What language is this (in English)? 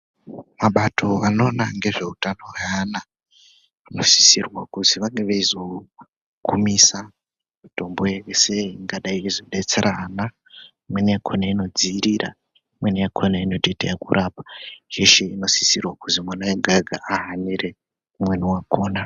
Ndau